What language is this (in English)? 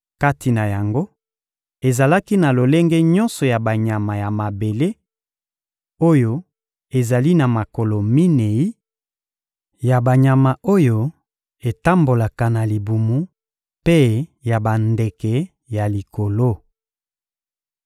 Lingala